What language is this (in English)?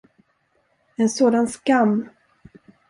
Swedish